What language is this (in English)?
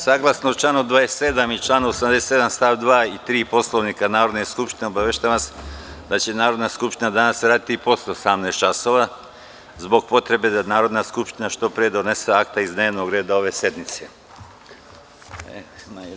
Serbian